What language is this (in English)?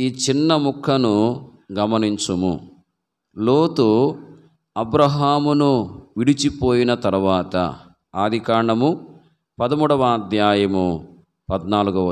Romanian